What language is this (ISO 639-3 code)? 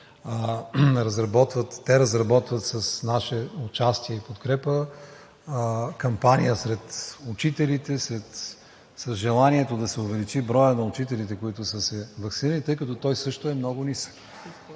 bul